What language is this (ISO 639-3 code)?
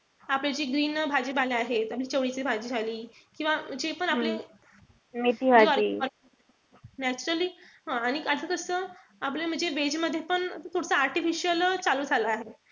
mar